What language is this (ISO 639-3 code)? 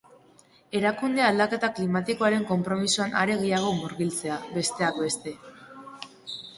eus